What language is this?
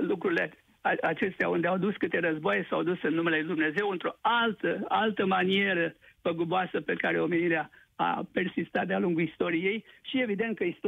Romanian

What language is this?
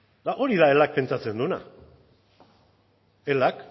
Basque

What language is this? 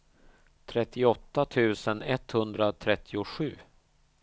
Swedish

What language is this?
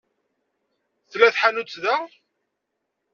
Kabyle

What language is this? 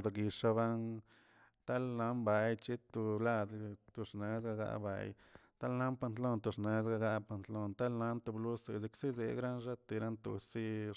Tilquiapan Zapotec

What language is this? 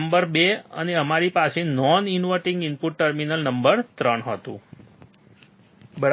Gujarati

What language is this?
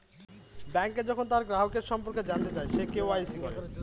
Bangla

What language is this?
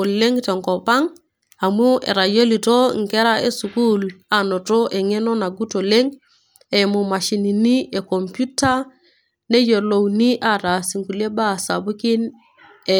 Masai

